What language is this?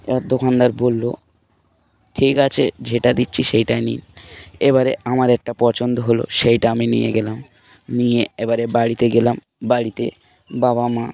Bangla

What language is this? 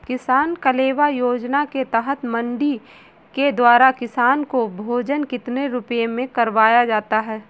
Hindi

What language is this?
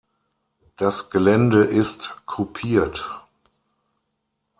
German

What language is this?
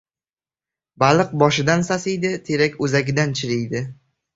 Uzbek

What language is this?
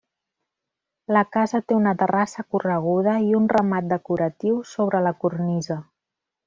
Catalan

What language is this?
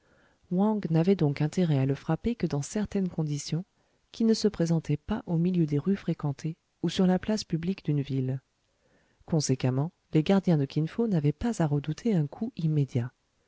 French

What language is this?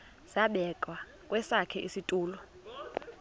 Xhosa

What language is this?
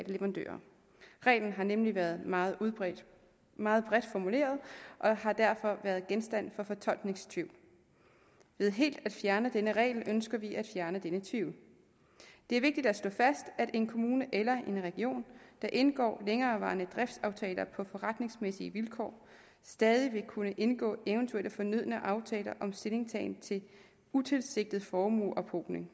Danish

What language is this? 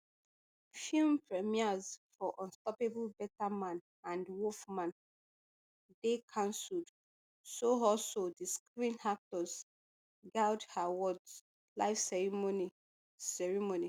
Nigerian Pidgin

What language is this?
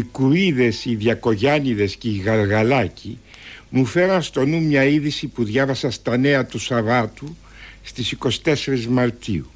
Greek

